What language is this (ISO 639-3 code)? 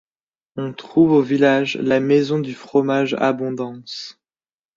fra